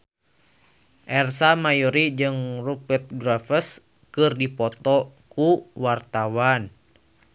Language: Sundanese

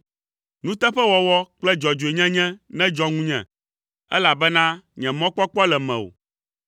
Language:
Ewe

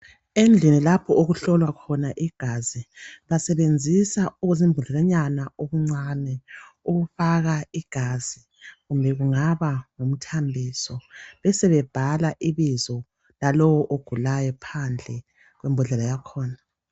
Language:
North Ndebele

